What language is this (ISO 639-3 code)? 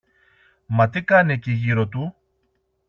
ell